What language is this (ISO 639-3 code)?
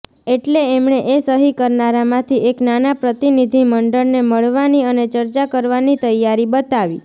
guj